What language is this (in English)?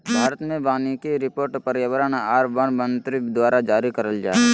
Magahi